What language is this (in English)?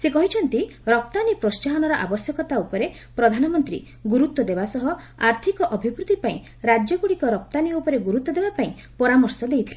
Odia